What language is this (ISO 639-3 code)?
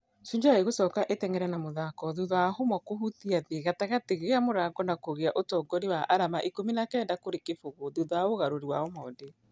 kik